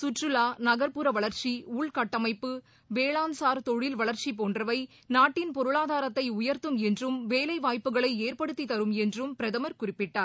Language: Tamil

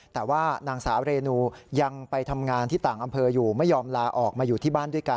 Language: Thai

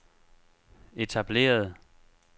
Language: Danish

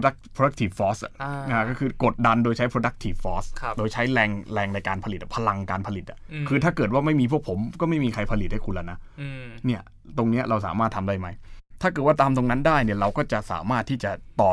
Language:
Thai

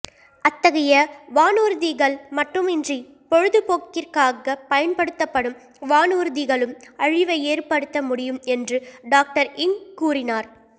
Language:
Tamil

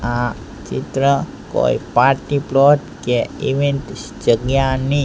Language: Gujarati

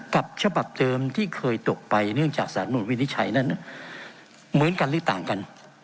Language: Thai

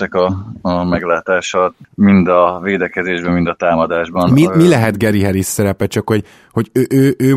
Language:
Hungarian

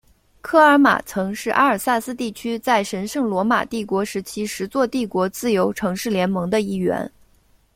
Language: Chinese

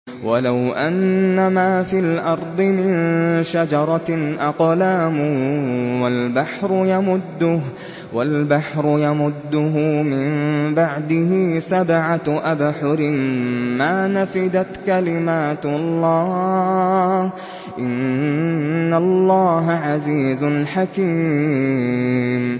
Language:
Arabic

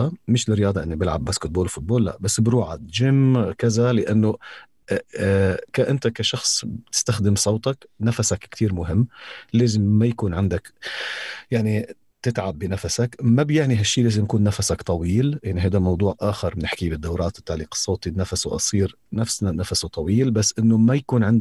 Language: Arabic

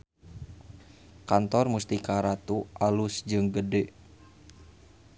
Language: Sundanese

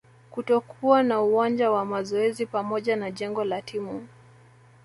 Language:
Swahili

